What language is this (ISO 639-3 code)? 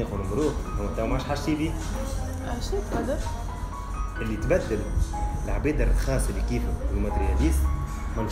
ara